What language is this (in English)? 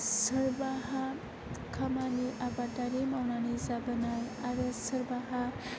Bodo